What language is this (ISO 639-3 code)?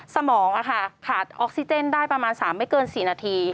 tha